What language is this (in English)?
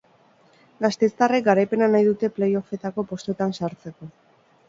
Basque